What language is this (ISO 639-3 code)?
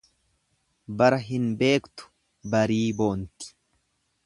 orm